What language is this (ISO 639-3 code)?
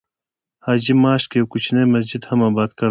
pus